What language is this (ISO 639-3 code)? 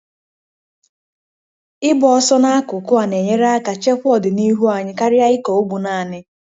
ibo